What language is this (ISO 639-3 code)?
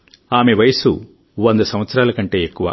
tel